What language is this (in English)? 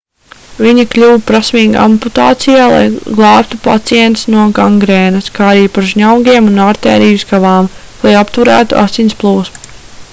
Latvian